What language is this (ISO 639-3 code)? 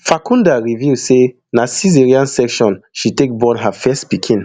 pcm